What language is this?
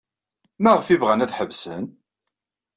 Kabyle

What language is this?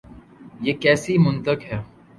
Urdu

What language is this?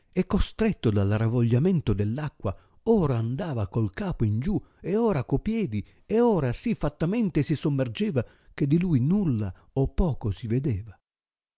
Italian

